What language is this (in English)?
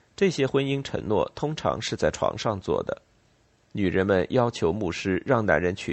Chinese